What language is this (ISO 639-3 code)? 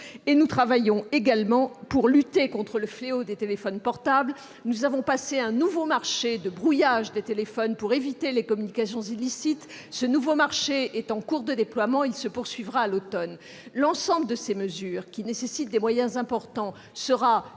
fra